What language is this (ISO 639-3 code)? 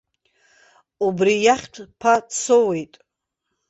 abk